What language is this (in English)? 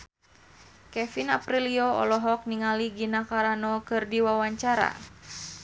Sundanese